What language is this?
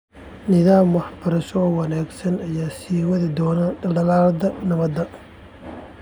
Somali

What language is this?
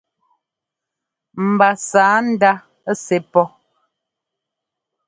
Ngomba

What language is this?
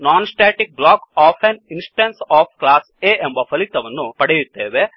Kannada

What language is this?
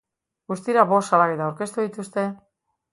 Basque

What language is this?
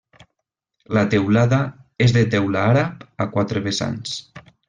Catalan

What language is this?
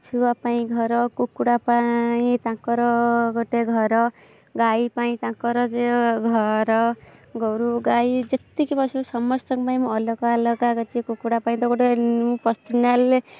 Odia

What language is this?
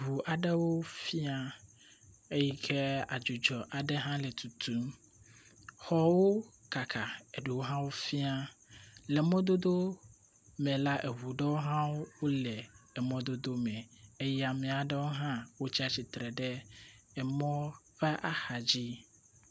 Ewe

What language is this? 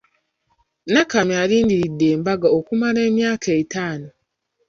Ganda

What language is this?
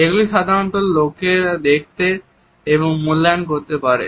Bangla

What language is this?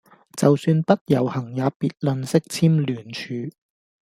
Cantonese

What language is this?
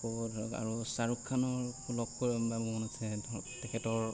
Assamese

